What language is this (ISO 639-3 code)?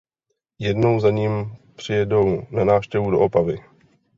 ces